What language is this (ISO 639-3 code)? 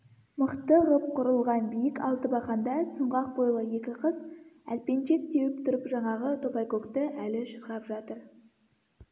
kaz